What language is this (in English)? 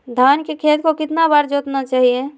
Magahi